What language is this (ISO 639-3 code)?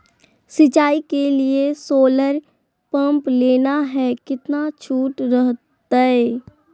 mag